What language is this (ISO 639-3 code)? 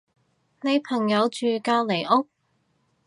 yue